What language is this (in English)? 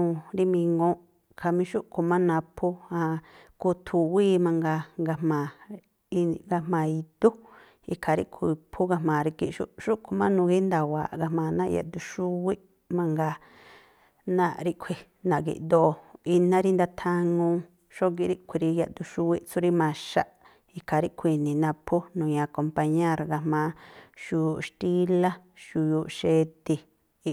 Tlacoapa Me'phaa